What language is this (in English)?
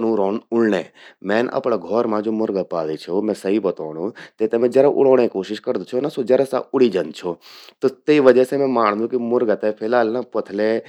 Garhwali